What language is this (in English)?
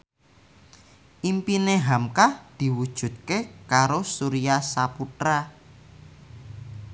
Javanese